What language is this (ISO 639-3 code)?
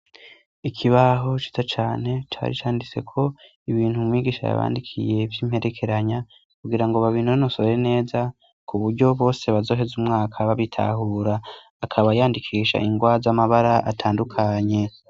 run